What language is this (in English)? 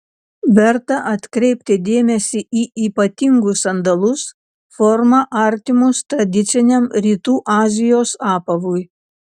Lithuanian